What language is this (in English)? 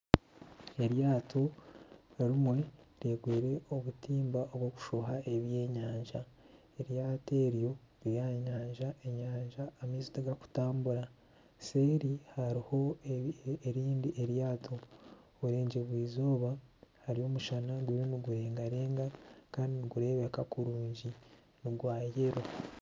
Nyankole